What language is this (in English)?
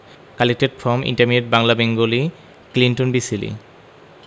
Bangla